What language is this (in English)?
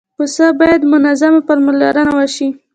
Pashto